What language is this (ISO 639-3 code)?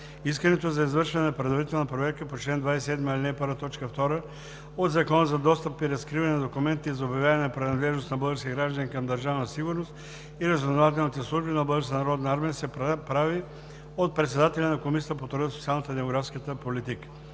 bul